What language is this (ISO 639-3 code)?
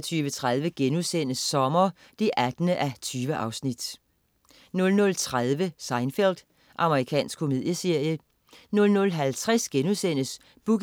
dan